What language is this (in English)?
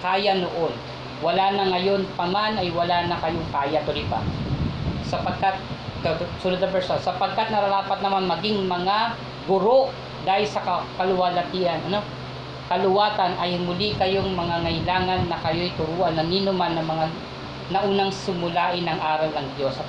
Filipino